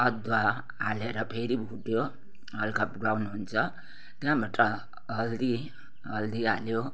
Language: Nepali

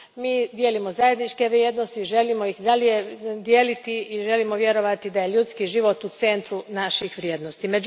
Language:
Croatian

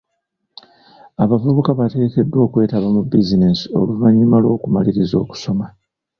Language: Ganda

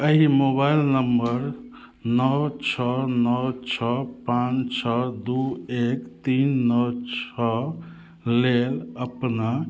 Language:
Maithili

